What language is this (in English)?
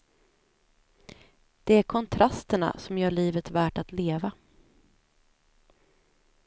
Swedish